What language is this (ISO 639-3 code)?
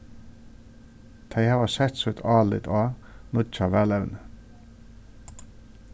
fao